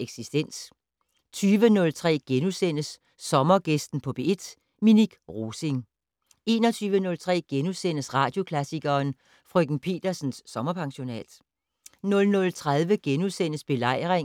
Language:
Danish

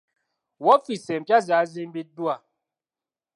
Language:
Ganda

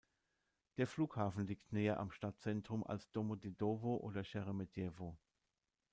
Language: German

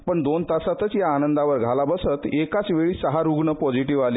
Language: Marathi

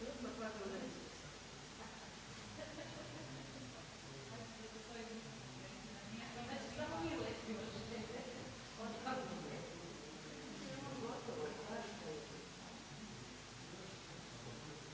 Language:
Croatian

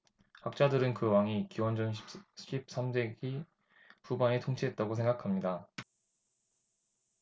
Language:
Korean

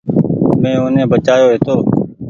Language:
Goaria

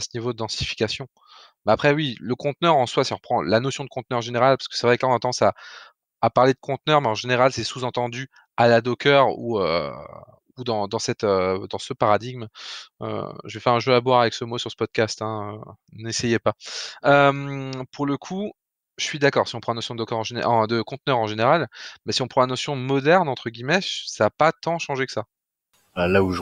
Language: French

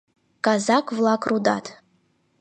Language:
Mari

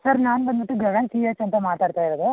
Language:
Kannada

